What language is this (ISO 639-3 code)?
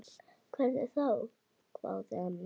isl